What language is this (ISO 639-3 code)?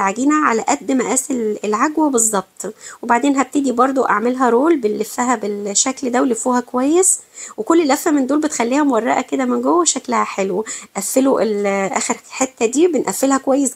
ara